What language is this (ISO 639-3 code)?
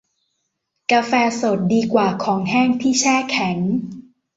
tha